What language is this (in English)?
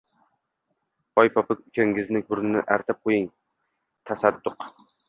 Uzbek